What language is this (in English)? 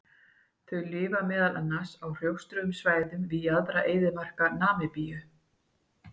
Icelandic